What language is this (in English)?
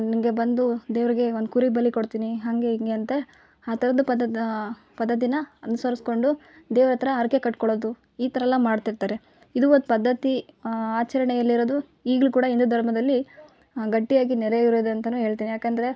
Kannada